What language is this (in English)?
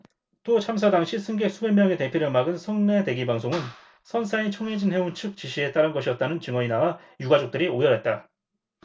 Korean